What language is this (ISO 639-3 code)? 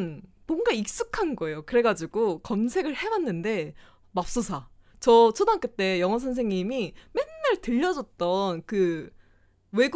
kor